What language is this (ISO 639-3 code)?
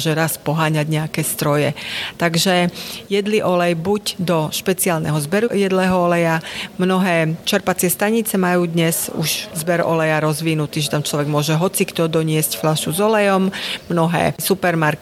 slk